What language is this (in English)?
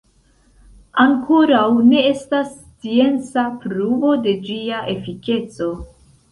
Esperanto